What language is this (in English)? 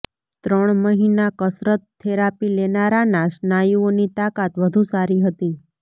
Gujarati